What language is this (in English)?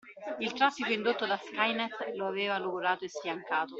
Italian